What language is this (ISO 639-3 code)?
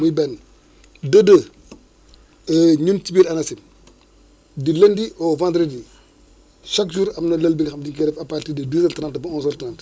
wol